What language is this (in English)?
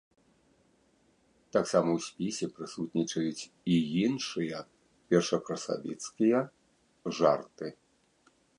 Belarusian